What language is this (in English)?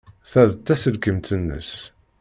Kabyle